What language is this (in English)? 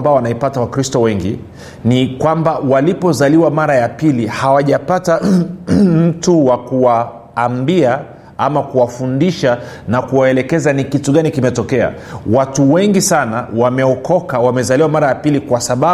Swahili